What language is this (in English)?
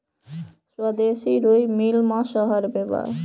Bhojpuri